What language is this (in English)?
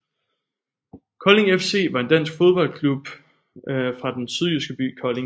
Danish